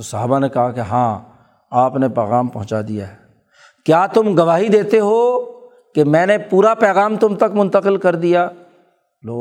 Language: Urdu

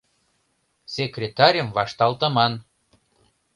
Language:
Mari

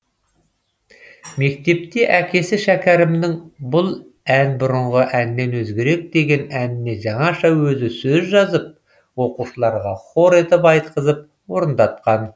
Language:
Kazakh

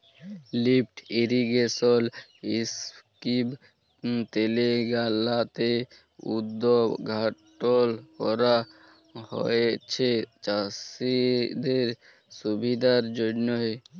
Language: Bangla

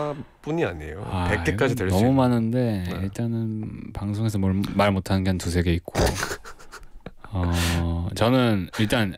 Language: Korean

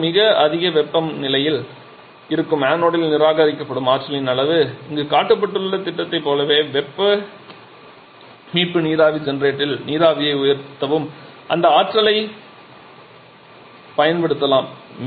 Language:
Tamil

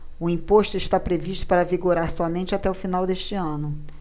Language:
Portuguese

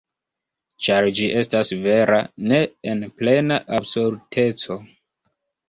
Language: Esperanto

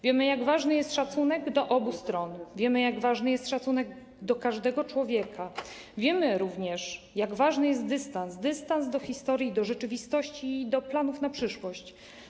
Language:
Polish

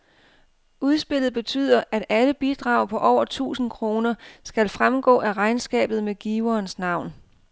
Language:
Danish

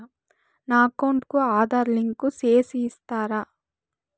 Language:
Telugu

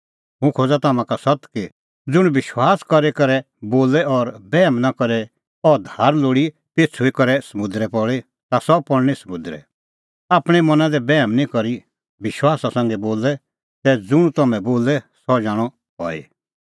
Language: Kullu Pahari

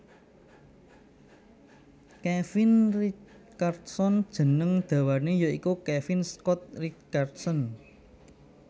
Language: Javanese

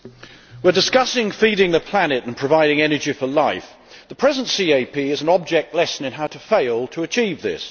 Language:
English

